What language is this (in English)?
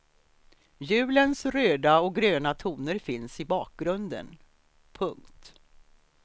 Swedish